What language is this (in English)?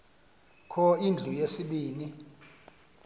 Xhosa